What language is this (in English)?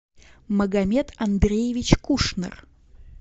Russian